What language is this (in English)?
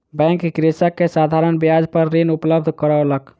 Maithili